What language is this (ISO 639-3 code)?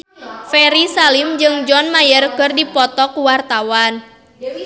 sun